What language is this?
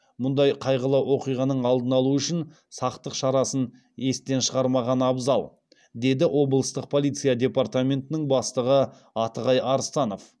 Kazakh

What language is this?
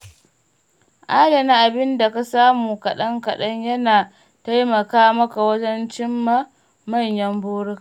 Hausa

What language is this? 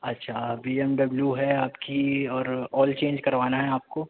Urdu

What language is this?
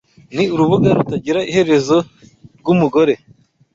Kinyarwanda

